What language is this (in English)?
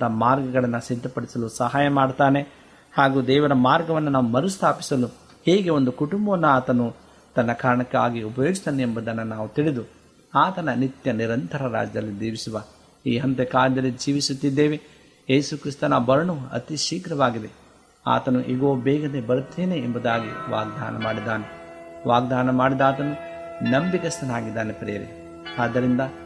Kannada